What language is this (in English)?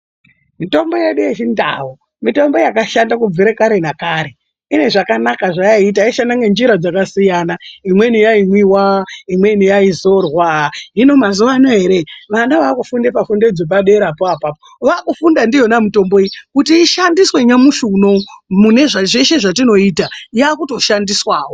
Ndau